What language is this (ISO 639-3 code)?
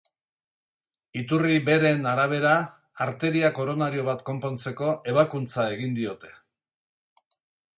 eus